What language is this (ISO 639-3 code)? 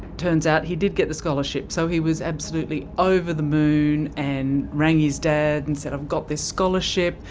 eng